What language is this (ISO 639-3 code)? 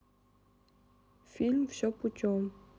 rus